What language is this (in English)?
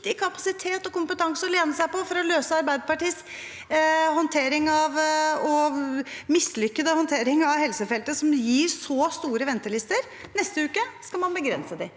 Norwegian